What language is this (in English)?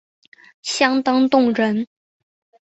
Chinese